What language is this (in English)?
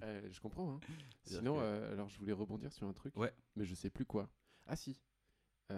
French